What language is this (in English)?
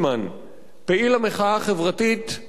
Hebrew